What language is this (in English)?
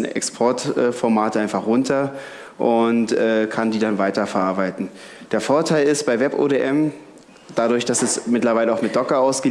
German